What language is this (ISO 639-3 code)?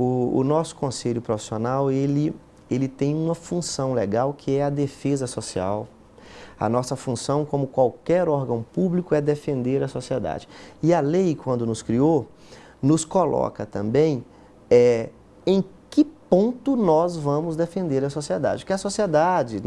por